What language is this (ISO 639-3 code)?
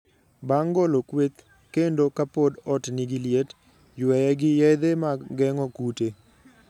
luo